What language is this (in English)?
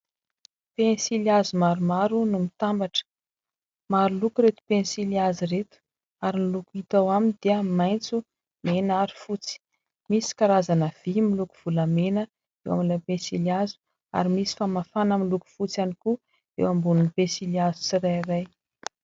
Malagasy